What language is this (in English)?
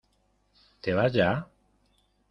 Spanish